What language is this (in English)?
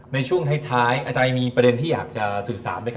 Thai